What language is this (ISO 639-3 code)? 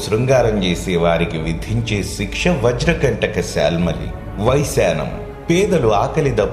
tel